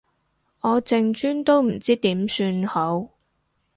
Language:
Cantonese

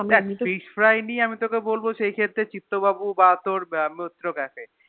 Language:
Bangla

